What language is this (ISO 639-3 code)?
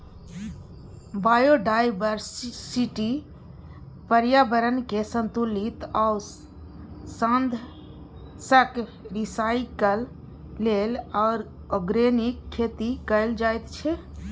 mai